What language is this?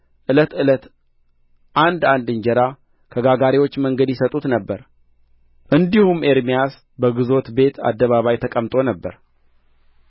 Amharic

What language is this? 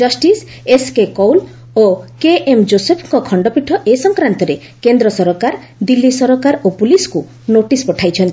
Odia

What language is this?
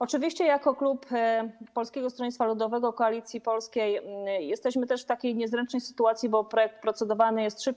Polish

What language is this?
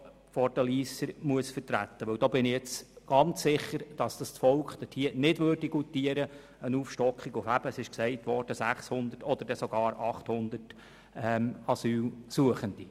Swiss German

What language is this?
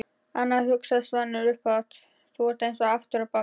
Icelandic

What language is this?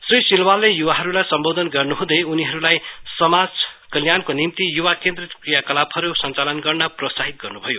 Nepali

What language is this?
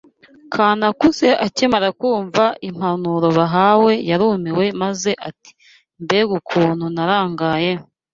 Kinyarwanda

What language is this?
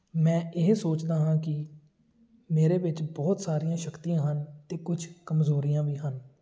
Punjabi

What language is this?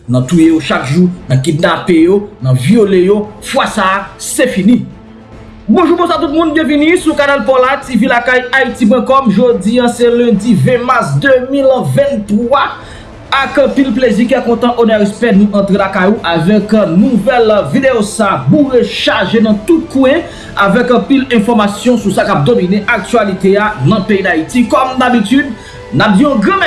French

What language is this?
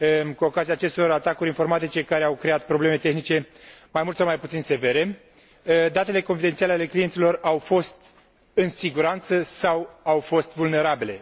Romanian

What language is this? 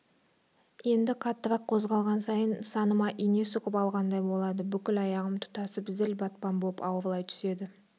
Kazakh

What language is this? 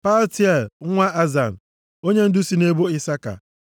Igbo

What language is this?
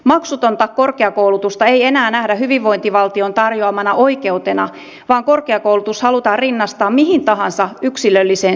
Finnish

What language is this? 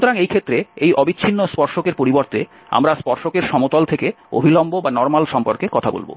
Bangla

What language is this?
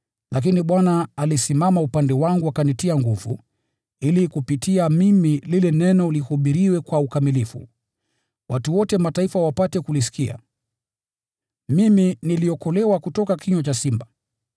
Swahili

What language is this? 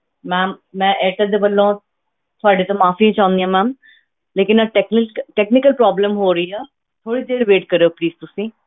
Punjabi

